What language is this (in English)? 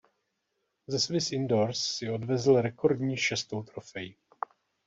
Czech